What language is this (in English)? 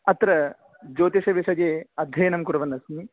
Sanskrit